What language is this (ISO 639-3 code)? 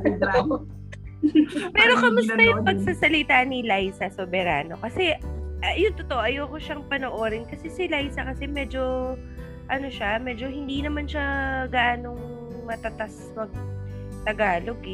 fil